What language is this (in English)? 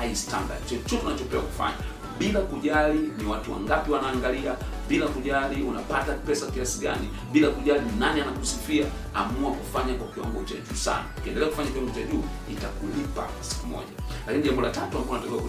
Swahili